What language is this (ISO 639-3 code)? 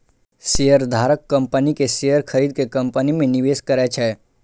mai